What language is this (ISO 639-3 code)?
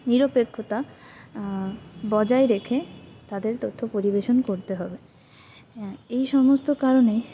ben